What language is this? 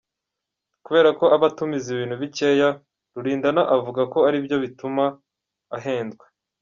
Kinyarwanda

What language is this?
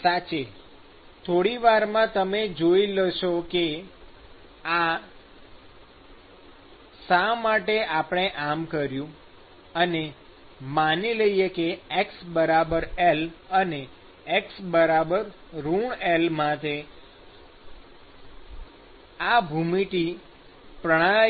Gujarati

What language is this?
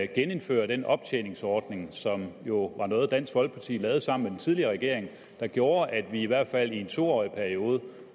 Danish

